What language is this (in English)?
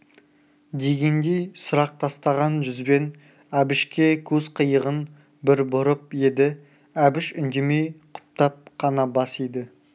Kazakh